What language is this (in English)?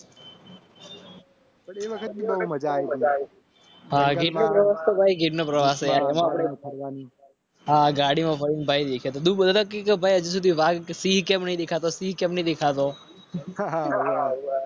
Gujarati